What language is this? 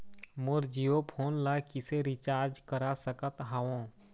Chhattisgarhi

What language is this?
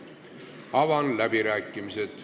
Estonian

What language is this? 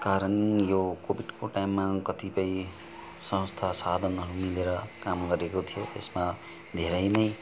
Nepali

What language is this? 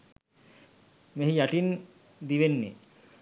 Sinhala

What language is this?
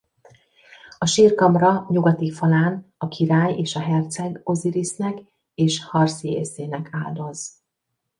Hungarian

